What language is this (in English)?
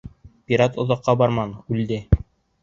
Bashkir